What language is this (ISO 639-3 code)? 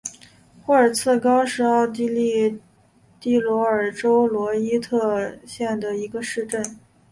zho